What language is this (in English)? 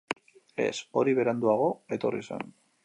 Basque